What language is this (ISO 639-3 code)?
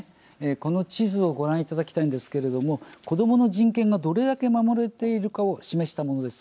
jpn